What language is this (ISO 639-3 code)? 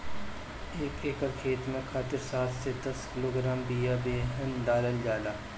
bho